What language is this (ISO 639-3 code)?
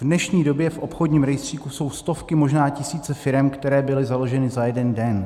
ces